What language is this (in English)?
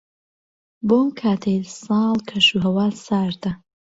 Central Kurdish